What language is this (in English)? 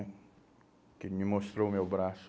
Portuguese